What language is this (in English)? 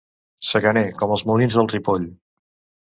Catalan